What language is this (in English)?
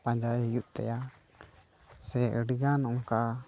Santali